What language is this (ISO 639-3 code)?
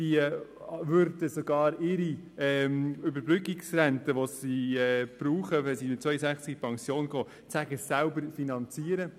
gsw